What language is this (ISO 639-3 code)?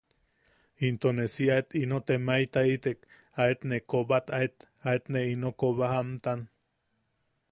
yaq